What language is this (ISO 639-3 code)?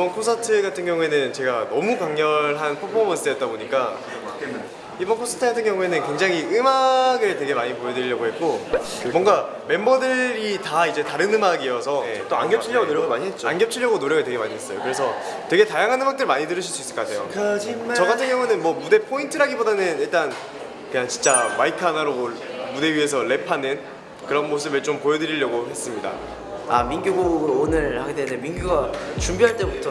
kor